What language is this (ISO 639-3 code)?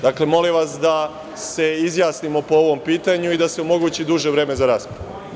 srp